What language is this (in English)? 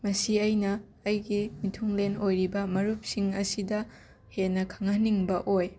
Manipuri